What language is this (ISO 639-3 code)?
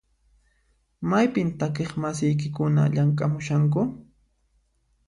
qxp